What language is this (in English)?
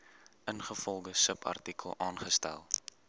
Afrikaans